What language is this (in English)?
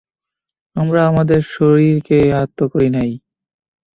Bangla